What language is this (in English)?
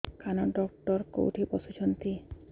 Odia